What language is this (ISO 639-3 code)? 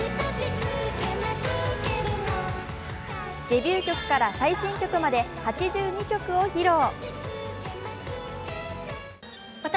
jpn